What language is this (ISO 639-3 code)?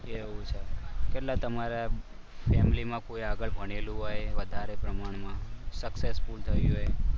guj